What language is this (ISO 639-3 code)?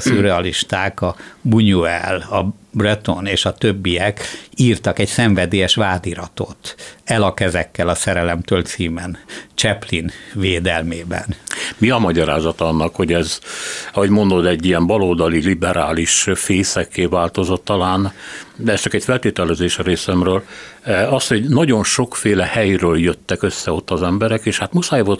hun